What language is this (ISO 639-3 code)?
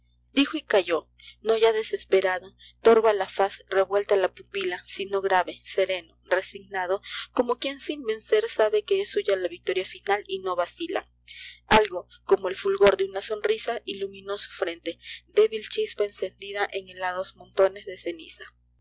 spa